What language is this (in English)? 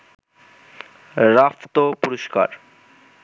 Bangla